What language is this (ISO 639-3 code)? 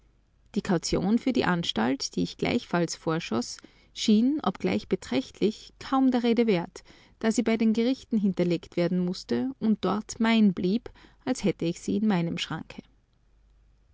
deu